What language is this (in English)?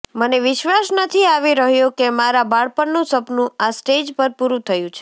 Gujarati